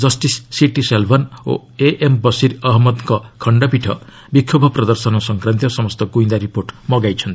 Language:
Odia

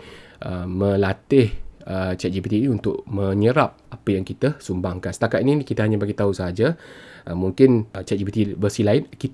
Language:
Malay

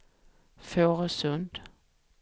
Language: Swedish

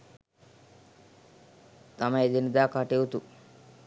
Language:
Sinhala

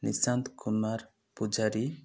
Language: Odia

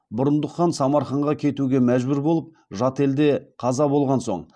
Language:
Kazakh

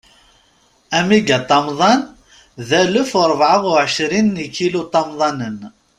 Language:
Kabyle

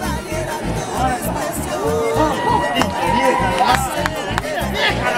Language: Spanish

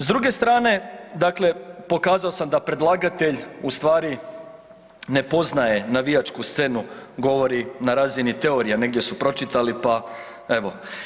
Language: Croatian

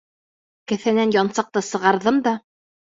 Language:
Bashkir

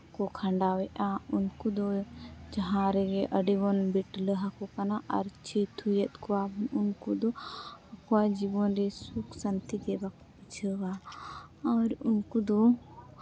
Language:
Santali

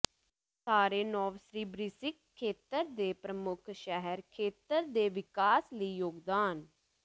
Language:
Punjabi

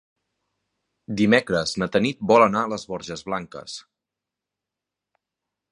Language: Catalan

